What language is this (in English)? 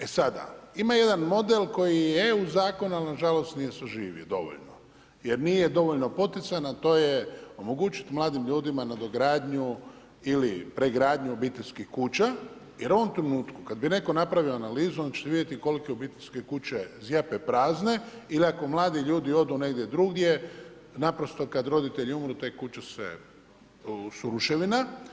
Croatian